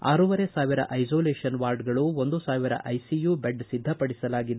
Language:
Kannada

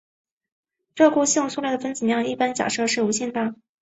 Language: Chinese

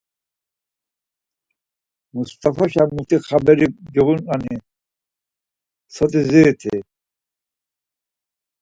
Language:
Laz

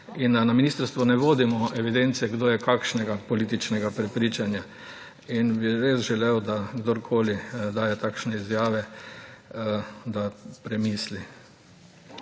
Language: Slovenian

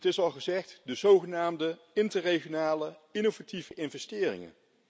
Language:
Dutch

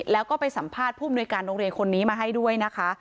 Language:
Thai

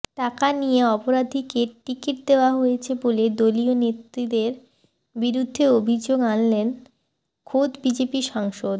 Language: Bangla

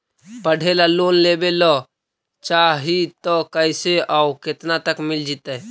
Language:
Magahi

